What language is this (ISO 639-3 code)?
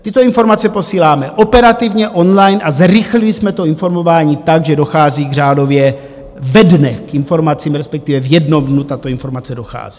ces